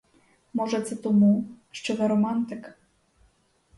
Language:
Ukrainian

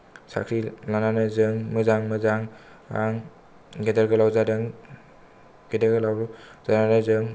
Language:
Bodo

